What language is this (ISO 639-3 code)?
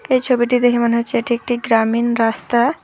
ben